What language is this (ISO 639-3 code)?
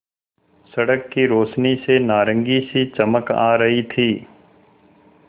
hin